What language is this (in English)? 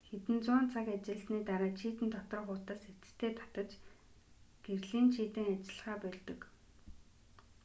Mongolian